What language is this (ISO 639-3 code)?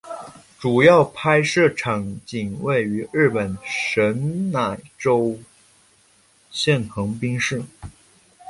zho